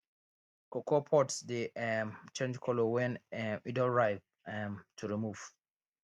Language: Nigerian Pidgin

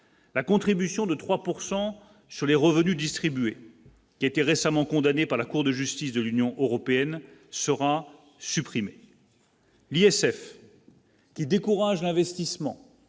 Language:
French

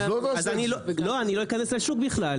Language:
Hebrew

